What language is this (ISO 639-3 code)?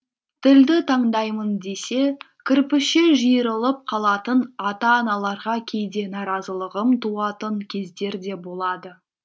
kaz